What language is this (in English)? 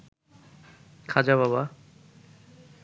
Bangla